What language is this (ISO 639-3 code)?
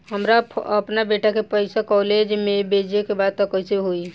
bho